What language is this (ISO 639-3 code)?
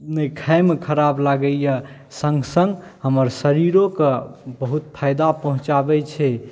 mai